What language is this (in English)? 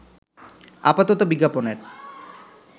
Bangla